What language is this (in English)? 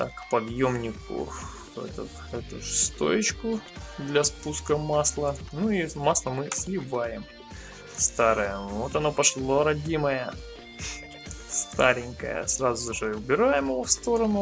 Russian